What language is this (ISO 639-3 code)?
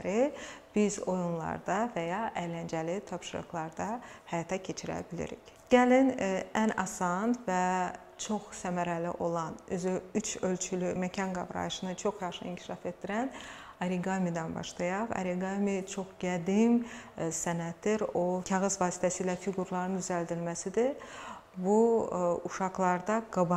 tur